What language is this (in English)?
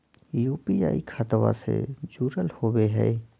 Magahi